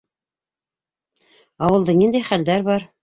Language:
Bashkir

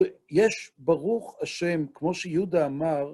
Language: Hebrew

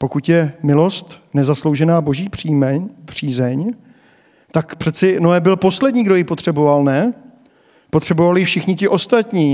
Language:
Czech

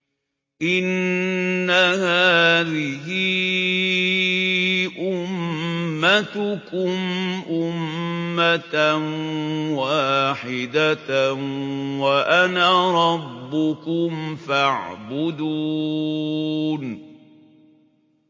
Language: Arabic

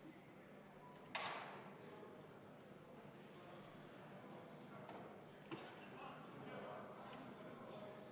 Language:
Estonian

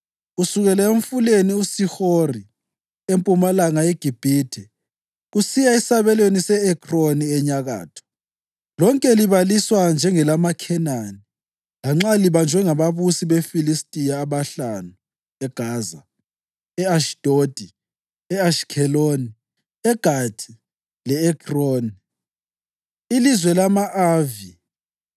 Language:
North Ndebele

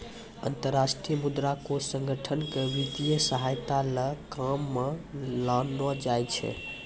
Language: Maithili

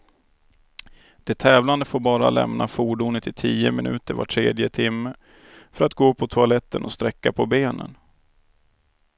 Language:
Swedish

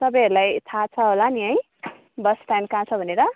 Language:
Nepali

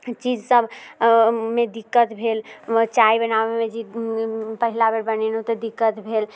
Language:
Maithili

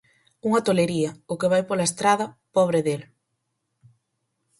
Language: Galician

